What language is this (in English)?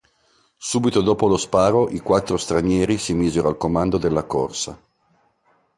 Italian